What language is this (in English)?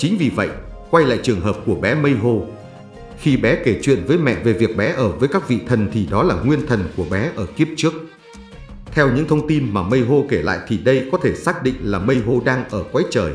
Vietnamese